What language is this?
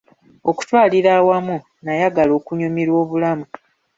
Ganda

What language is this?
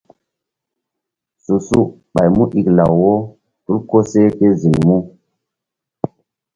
Mbum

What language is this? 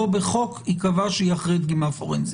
Hebrew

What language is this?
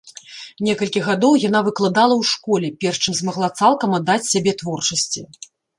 Belarusian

